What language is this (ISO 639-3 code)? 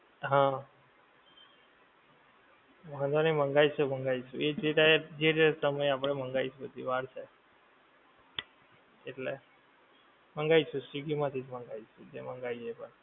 guj